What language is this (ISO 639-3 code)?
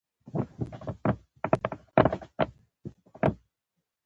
pus